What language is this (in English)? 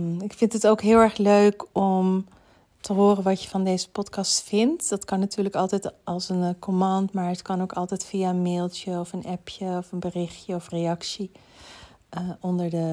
Dutch